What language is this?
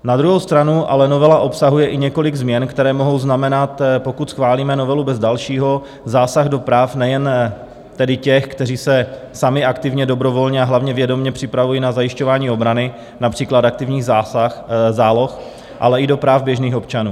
Czech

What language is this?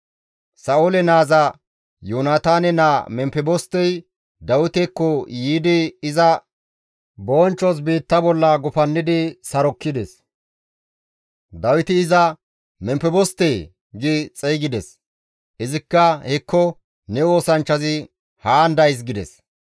Gamo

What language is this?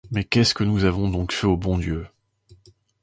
French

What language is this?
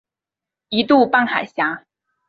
Chinese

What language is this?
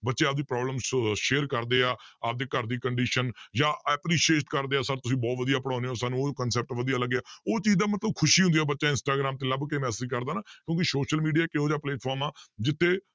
Punjabi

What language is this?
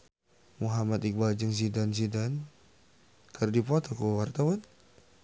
Sundanese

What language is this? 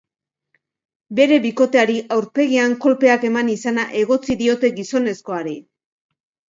Basque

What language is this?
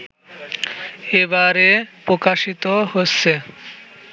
Bangla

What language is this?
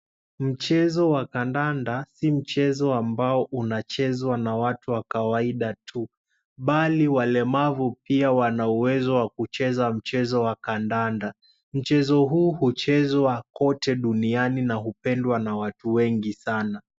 Swahili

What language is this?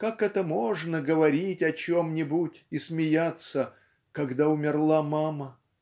Russian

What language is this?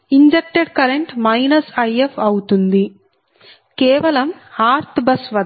Telugu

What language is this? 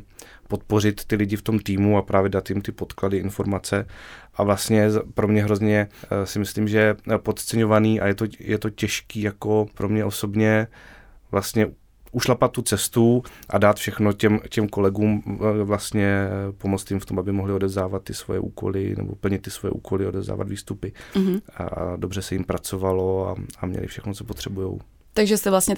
Czech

